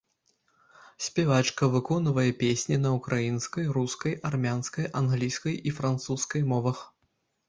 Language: Belarusian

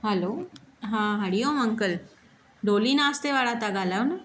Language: Sindhi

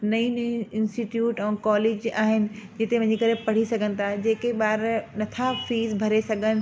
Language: Sindhi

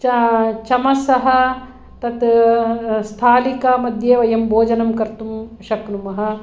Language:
Sanskrit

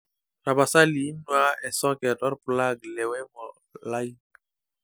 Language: Masai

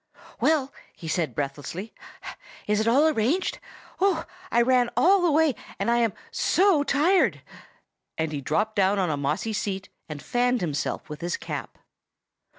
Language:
English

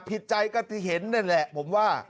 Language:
Thai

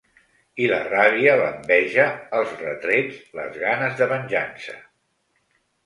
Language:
Catalan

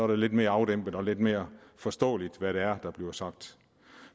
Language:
Danish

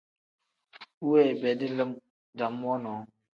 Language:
Tem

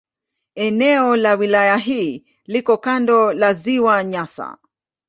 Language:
Swahili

